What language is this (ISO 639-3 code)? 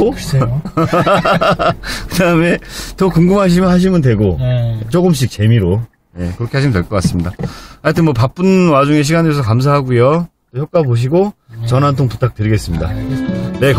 kor